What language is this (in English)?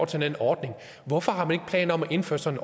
Danish